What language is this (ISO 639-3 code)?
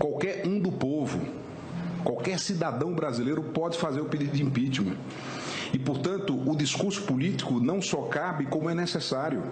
por